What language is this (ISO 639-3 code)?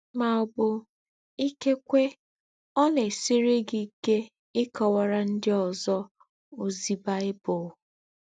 ibo